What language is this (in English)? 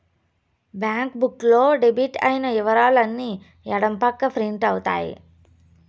Telugu